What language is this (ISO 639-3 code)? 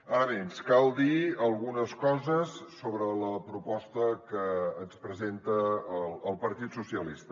cat